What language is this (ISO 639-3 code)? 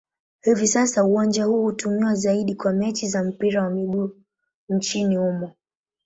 swa